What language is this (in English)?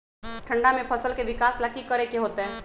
Magahi